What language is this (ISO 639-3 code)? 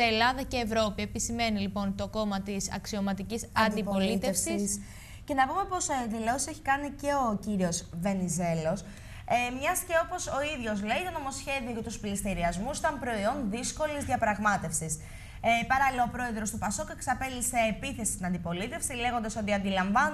ell